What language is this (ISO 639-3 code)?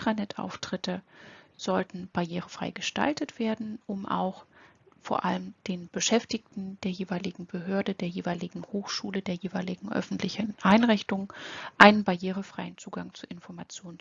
deu